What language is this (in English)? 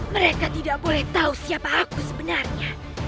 Indonesian